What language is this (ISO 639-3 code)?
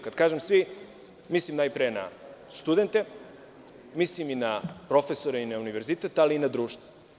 srp